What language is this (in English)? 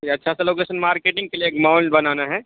Urdu